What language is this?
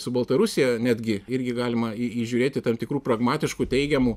Lithuanian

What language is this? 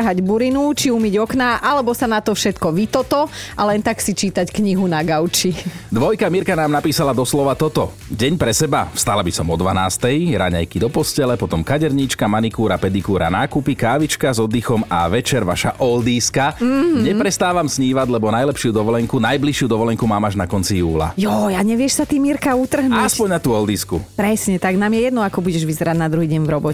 Slovak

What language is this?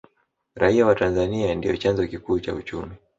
Swahili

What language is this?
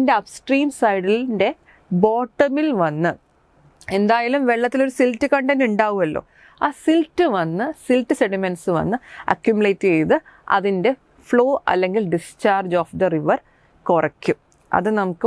Malayalam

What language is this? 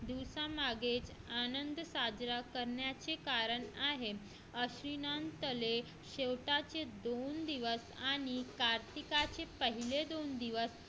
Marathi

